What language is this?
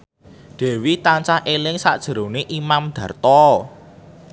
Javanese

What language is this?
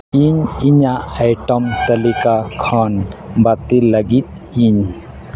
Santali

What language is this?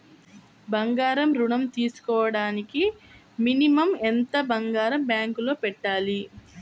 Telugu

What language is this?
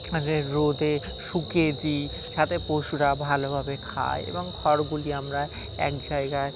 Bangla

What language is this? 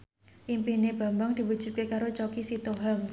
Javanese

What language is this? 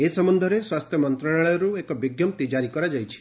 Odia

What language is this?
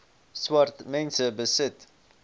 Afrikaans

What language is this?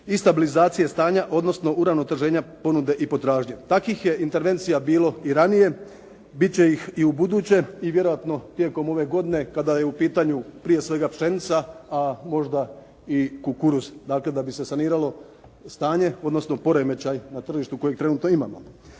Croatian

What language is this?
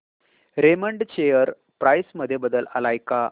Marathi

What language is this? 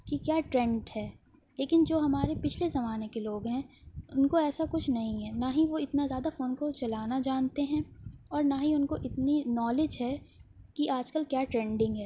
Urdu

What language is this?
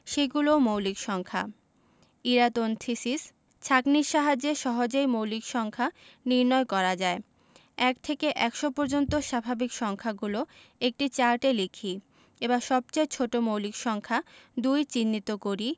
Bangla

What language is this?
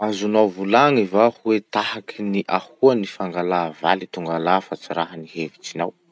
Masikoro Malagasy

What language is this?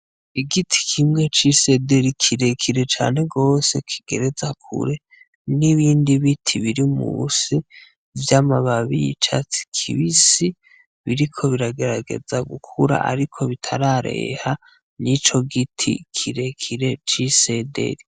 Rundi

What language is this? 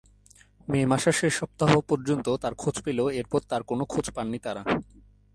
Bangla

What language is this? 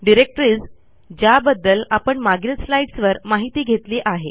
Marathi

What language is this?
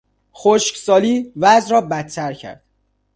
Persian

